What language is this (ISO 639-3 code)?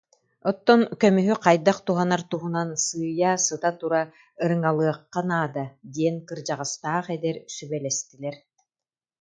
sah